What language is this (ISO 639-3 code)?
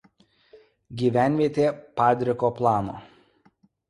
lit